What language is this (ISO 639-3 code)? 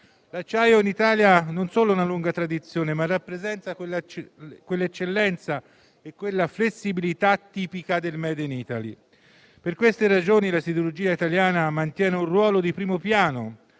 ita